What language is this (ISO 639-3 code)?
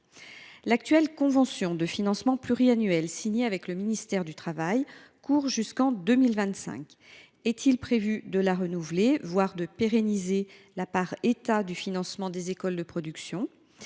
fra